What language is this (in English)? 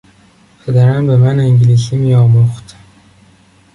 Persian